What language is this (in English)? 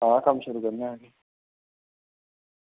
Dogri